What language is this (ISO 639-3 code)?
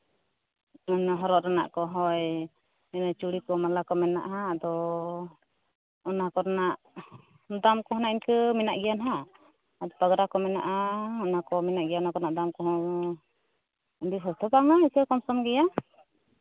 sat